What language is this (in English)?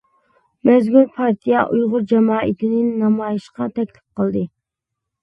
Uyghur